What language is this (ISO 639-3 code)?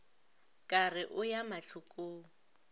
nso